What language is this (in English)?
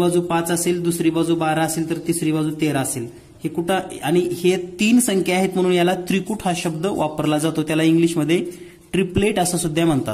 Hindi